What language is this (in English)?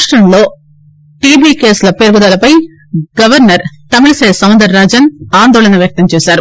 Telugu